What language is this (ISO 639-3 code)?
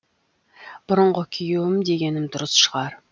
kaz